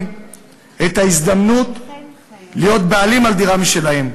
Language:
Hebrew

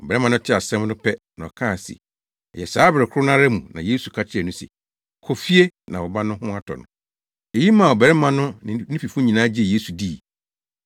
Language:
Akan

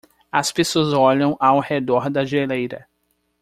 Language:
Portuguese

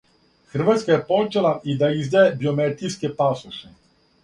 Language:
Serbian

